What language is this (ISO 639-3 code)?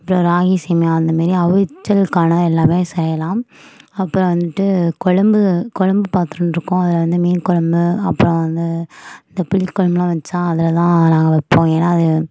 tam